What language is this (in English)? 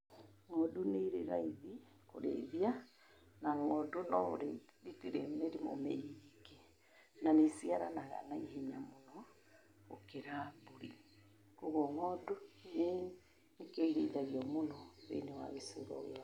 Kikuyu